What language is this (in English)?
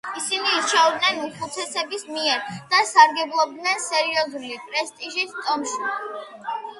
Georgian